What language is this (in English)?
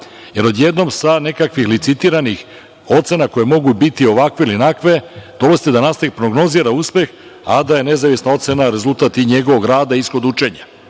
Serbian